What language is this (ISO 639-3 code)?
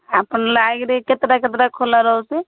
ori